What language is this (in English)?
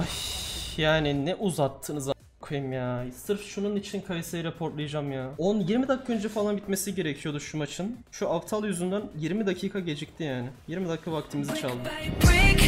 Turkish